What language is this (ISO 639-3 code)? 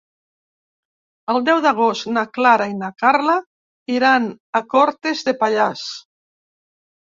cat